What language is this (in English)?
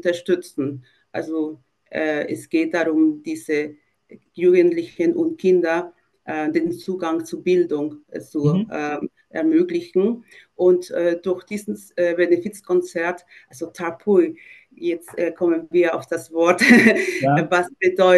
German